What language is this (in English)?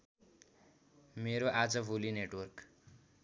Nepali